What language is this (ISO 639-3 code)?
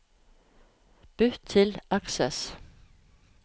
nor